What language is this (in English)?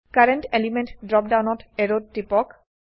Assamese